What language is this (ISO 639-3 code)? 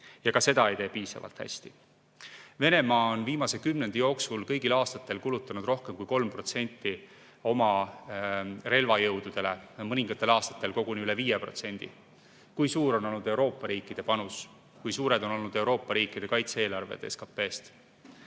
est